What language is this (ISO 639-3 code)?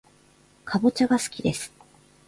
jpn